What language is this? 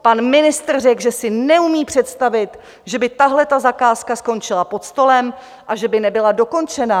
Czech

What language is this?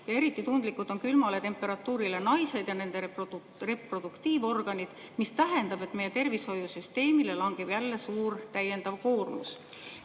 Estonian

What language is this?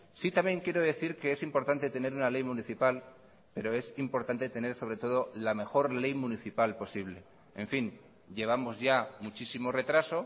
Spanish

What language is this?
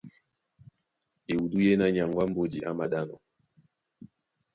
Duala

